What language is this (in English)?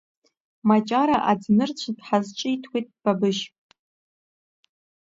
Abkhazian